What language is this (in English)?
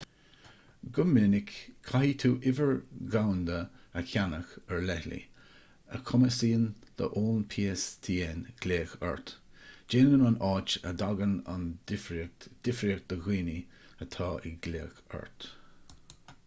Irish